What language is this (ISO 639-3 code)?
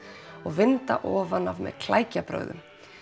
isl